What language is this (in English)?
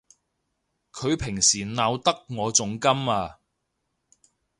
Cantonese